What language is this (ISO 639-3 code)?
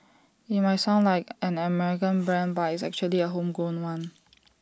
eng